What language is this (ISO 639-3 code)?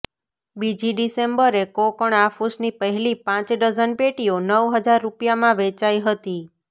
guj